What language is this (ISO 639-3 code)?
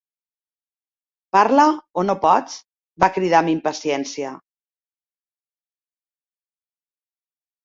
cat